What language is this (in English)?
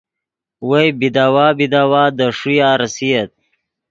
Yidgha